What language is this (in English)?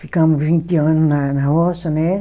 Portuguese